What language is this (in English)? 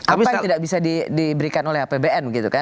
Indonesian